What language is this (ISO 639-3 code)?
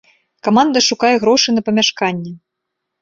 bel